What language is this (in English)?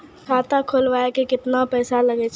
Maithili